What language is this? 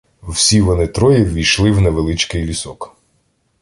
Ukrainian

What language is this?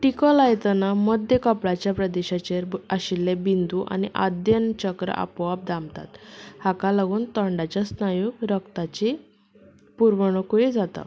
Konkani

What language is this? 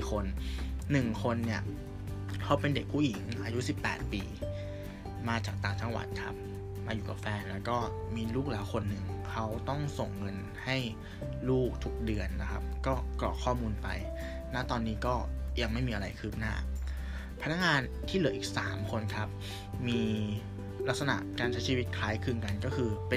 Thai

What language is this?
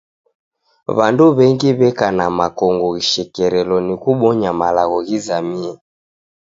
Taita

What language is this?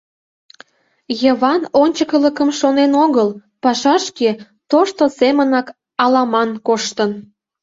Mari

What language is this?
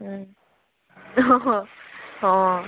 Assamese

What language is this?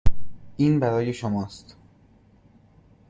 Persian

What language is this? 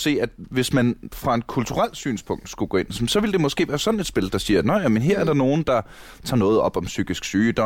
Danish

